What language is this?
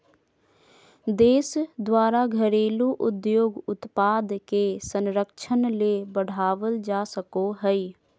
Magahi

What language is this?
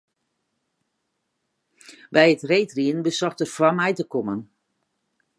Western Frisian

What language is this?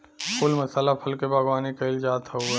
Bhojpuri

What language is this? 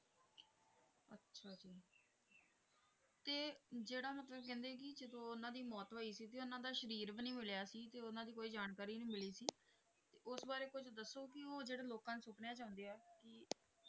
Punjabi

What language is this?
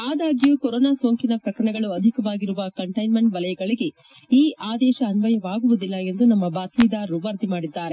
Kannada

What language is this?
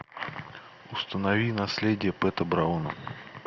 Russian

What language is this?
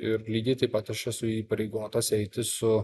Lithuanian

